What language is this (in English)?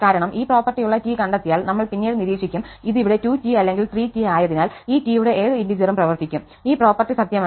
Malayalam